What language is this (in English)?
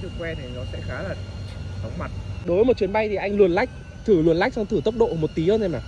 Vietnamese